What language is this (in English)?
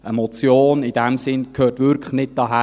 Swiss German